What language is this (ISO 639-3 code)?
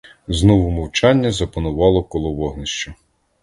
ukr